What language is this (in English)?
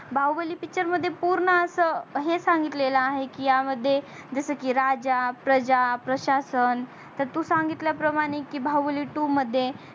Marathi